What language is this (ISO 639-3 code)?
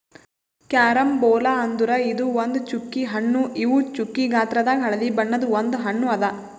kan